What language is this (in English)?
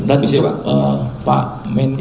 Indonesian